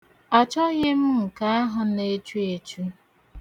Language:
Igbo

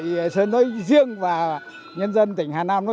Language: Vietnamese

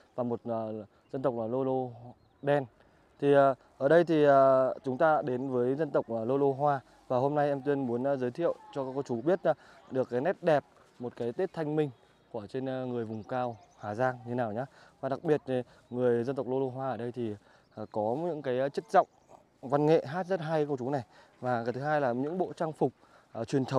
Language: Vietnamese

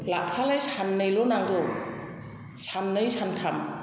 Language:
Bodo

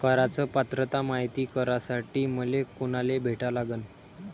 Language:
Marathi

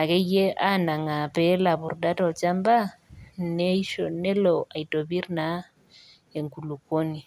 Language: Masai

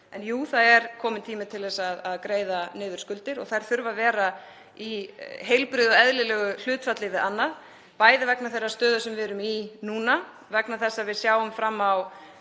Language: Icelandic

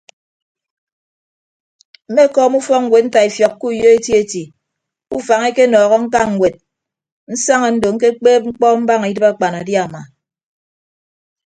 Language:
Ibibio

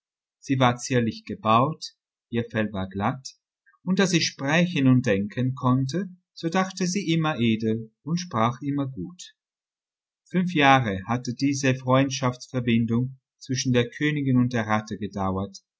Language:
German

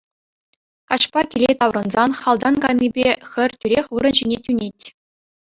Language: Chuvash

